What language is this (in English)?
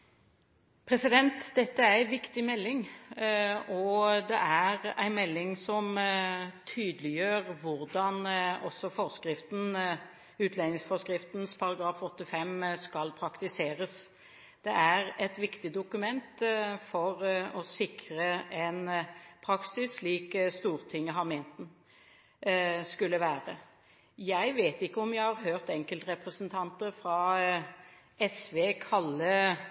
Norwegian Bokmål